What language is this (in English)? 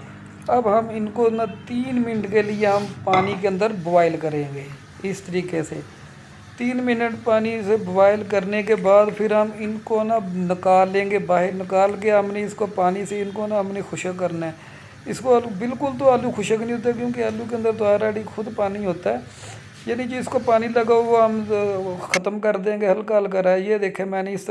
Urdu